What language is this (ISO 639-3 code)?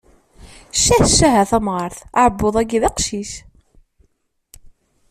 kab